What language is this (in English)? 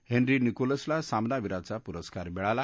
Marathi